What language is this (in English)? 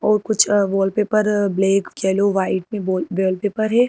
Hindi